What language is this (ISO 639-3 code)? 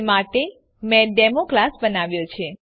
guj